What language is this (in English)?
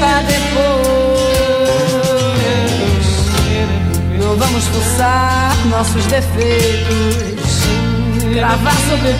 Portuguese